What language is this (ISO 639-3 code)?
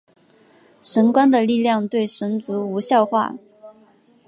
zho